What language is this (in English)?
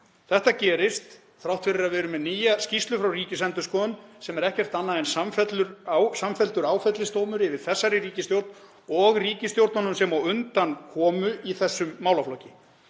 Icelandic